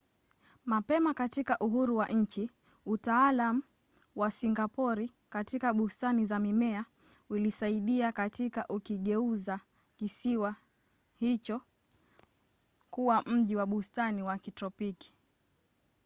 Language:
Swahili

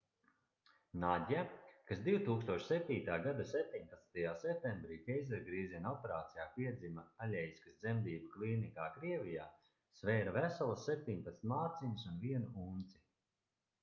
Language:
Latvian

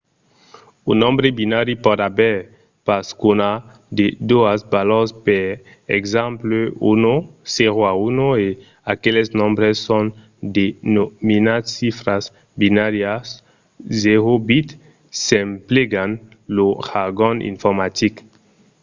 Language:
Occitan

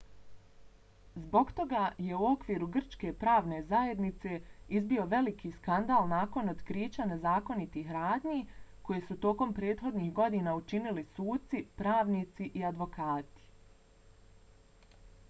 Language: Bosnian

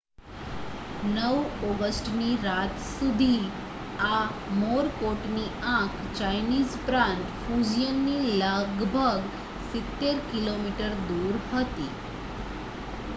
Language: Gujarati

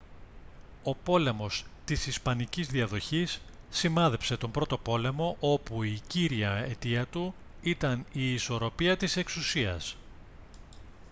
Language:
Greek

